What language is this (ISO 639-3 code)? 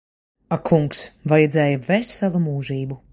lav